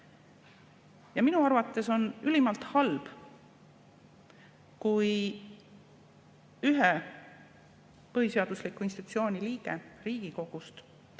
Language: Estonian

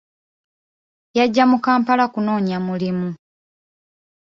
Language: Ganda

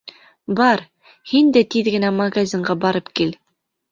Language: Bashkir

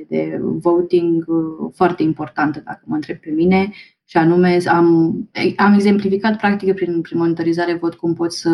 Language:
Romanian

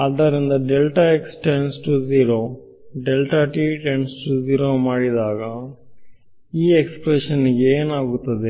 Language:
Kannada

